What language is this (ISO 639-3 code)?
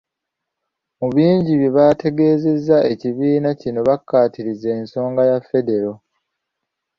lug